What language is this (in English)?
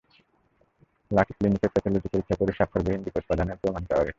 Bangla